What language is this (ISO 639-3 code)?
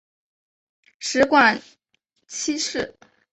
zho